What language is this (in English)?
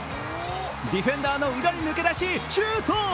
Japanese